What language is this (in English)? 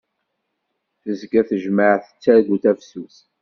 Kabyle